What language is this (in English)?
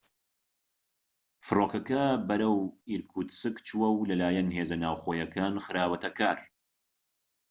Central Kurdish